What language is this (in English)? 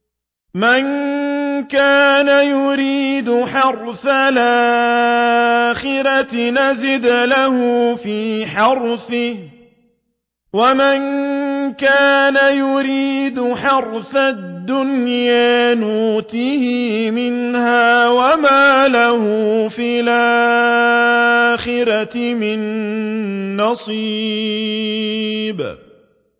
Arabic